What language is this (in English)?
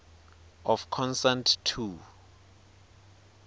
Swati